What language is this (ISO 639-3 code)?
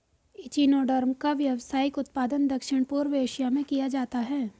hin